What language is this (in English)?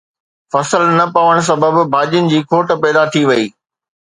Sindhi